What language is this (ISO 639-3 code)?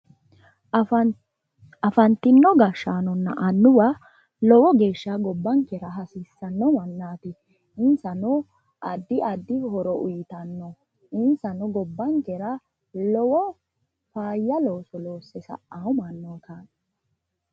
sid